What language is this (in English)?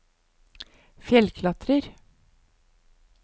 Norwegian